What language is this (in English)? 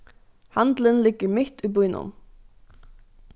Faroese